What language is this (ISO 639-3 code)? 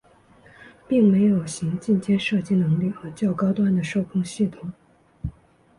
zho